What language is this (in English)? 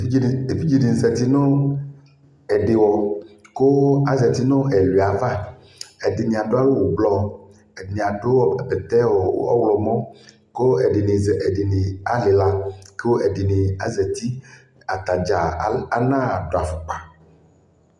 Ikposo